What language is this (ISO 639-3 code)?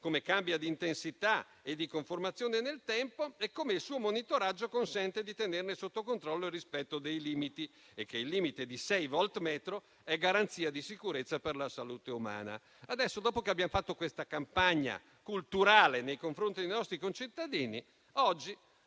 ita